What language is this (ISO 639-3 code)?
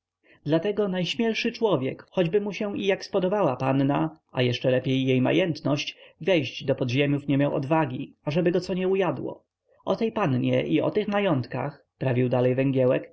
pol